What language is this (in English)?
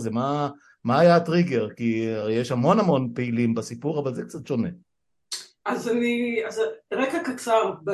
Hebrew